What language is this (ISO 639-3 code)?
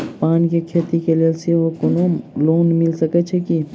mai